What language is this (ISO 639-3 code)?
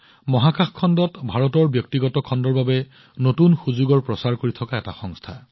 asm